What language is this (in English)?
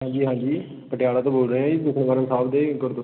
Punjabi